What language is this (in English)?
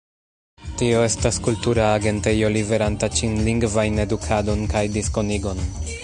Esperanto